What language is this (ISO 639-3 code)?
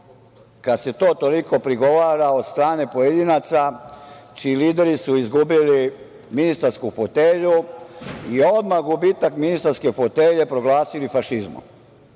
srp